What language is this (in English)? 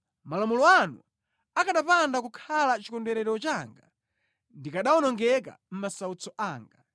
Nyanja